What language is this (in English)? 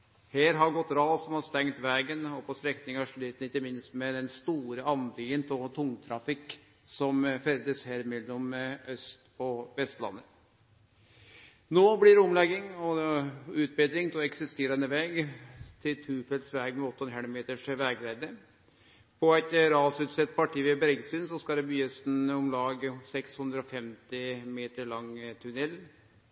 Norwegian Nynorsk